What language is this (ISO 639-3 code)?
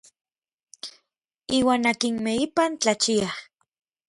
nlv